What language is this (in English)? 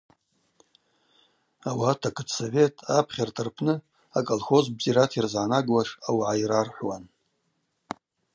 Abaza